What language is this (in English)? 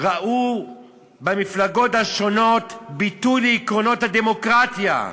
Hebrew